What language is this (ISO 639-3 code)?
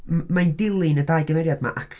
cym